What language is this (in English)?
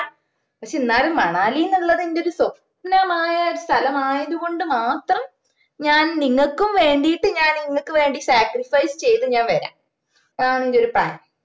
Malayalam